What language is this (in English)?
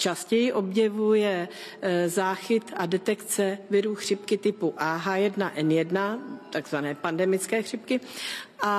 Czech